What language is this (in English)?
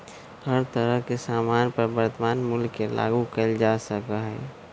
Magahi